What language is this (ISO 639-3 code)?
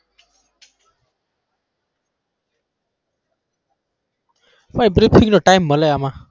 guj